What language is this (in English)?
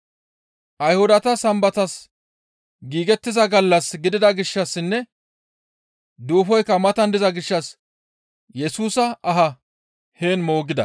Gamo